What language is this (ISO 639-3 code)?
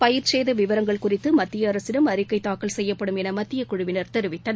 tam